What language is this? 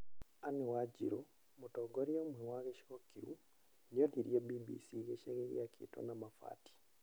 Kikuyu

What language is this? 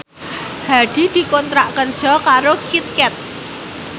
Javanese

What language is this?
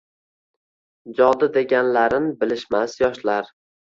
Uzbek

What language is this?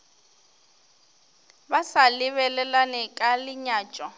Northern Sotho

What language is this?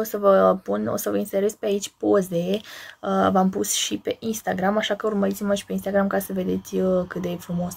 Romanian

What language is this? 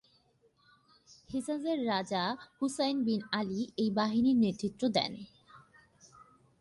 Bangla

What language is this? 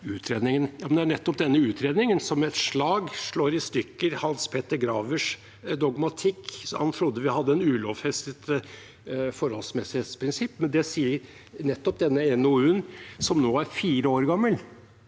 Norwegian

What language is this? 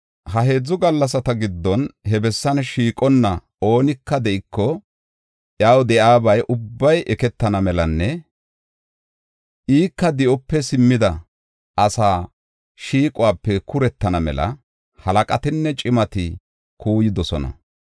Gofa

